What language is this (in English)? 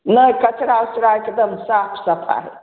Maithili